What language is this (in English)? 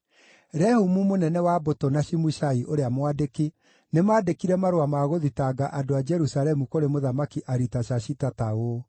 Kikuyu